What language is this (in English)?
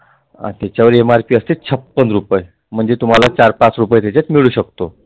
Marathi